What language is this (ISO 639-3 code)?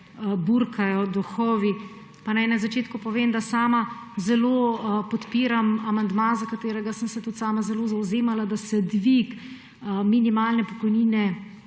slv